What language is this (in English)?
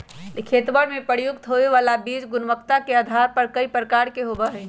Magahi